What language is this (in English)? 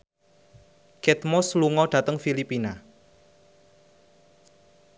Javanese